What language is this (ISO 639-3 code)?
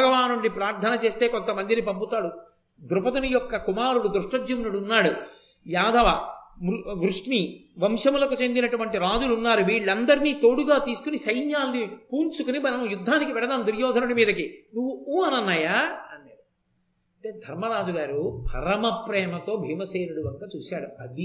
tel